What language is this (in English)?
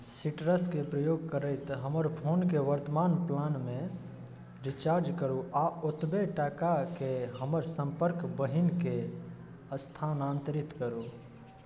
Maithili